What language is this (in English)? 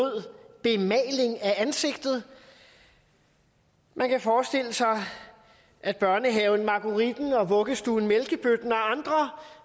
Danish